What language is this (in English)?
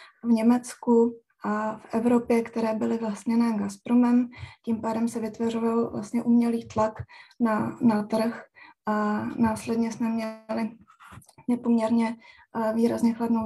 Czech